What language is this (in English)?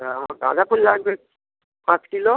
Bangla